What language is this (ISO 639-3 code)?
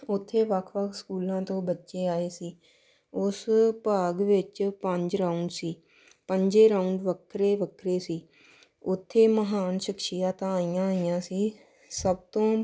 pan